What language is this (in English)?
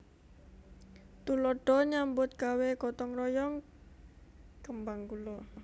Javanese